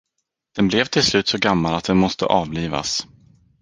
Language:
Swedish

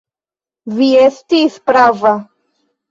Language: Esperanto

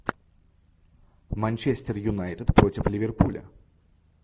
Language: Russian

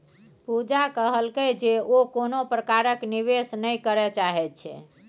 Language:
Maithili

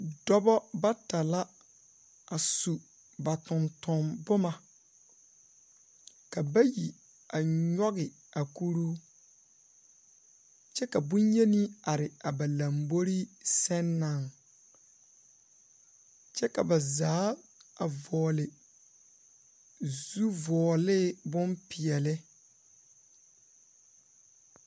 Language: Southern Dagaare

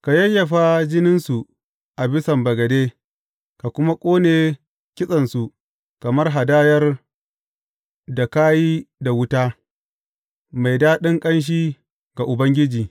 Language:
Hausa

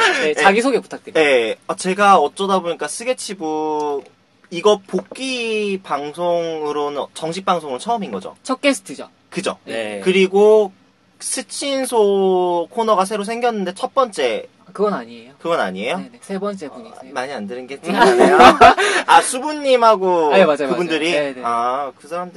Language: Korean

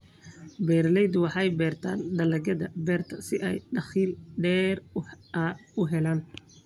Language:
Somali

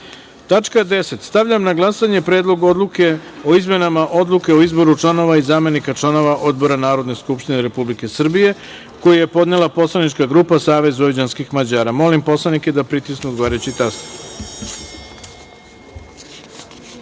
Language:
Serbian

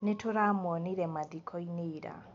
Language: Kikuyu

